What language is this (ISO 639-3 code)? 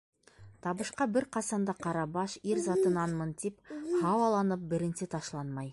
bak